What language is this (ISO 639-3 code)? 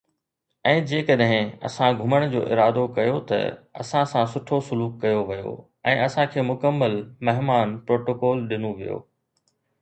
snd